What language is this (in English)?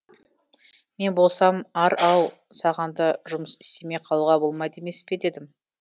Kazakh